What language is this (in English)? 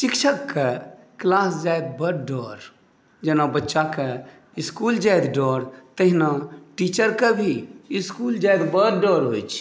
Maithili